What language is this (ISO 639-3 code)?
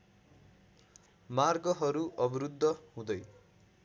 nep